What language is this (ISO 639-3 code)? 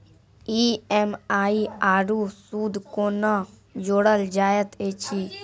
mai